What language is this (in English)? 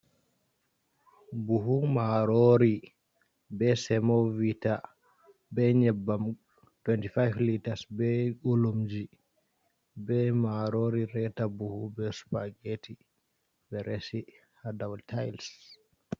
Fula